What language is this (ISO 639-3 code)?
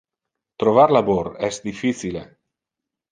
ina